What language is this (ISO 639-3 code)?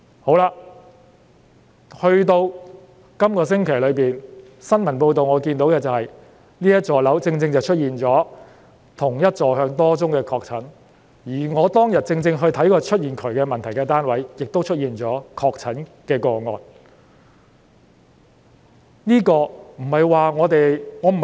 yue